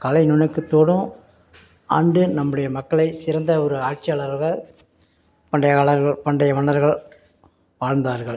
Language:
Tamil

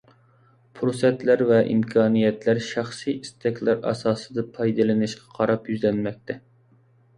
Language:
Uyghur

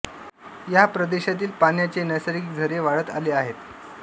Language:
Marathi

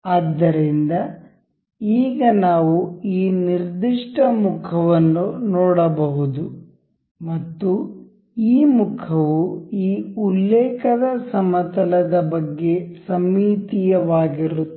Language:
Kannada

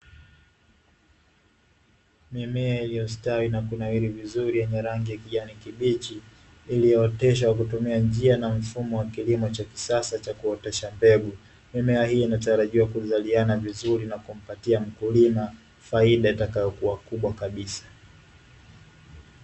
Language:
Swahili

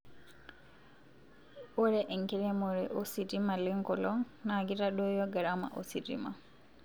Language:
Masai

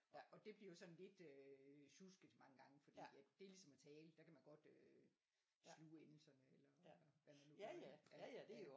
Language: Danish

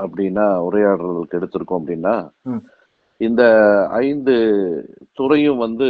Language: Tamil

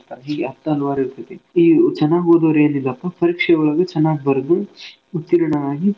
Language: Kannada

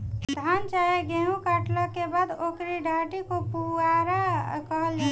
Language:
Bhojpuri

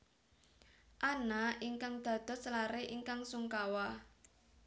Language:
Javanese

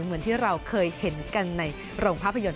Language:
Thai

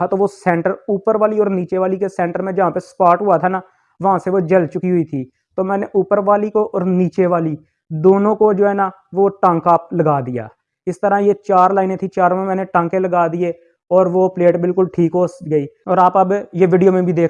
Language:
Urdu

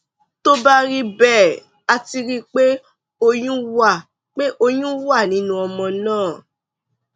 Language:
Yoruba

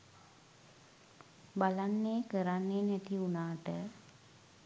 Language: Sinhala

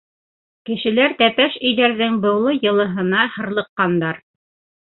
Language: Bashkir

